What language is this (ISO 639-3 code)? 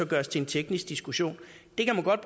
dan